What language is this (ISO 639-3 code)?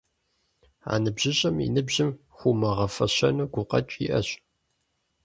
kbd